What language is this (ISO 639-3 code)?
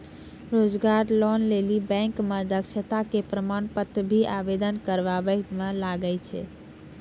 mai